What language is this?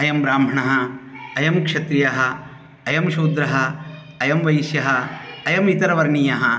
Sanskrit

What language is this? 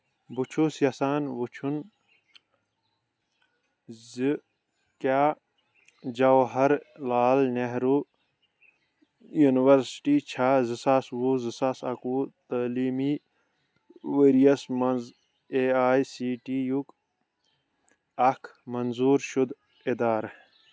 Kashmiri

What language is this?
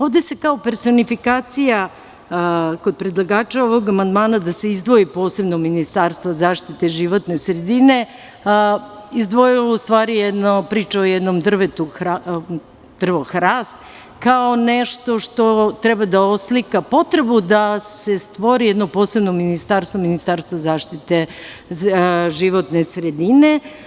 Serbian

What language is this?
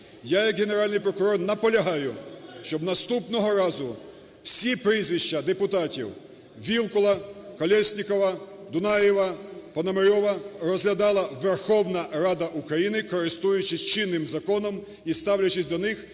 Ukrainian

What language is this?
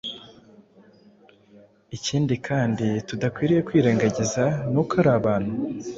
Kinyarwanda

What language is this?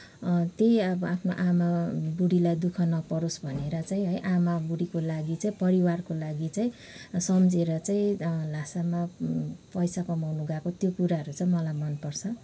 Nepali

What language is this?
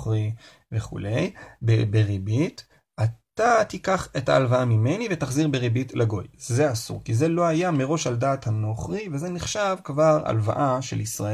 Hebrew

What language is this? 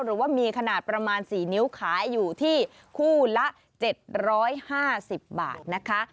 Thai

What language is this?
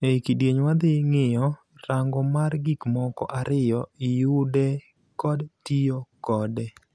Luo (Kenya and Tanzania)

